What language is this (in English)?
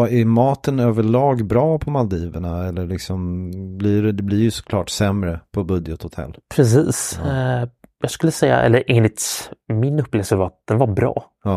Swedish